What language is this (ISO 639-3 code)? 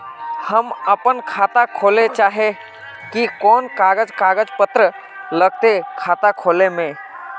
mag